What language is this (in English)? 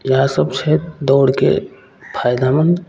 Maithili